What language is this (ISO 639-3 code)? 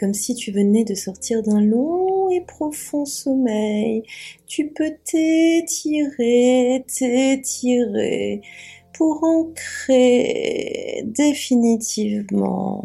fra